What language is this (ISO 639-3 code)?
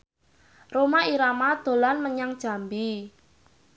jav